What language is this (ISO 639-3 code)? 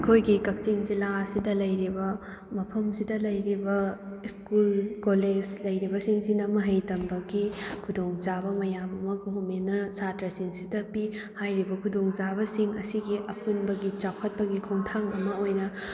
mni